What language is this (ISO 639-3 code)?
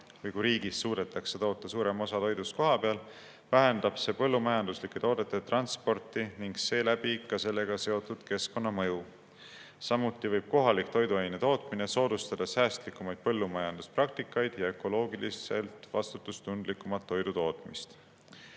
est